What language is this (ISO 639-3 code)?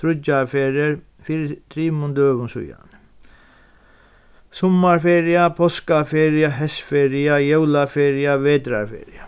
fao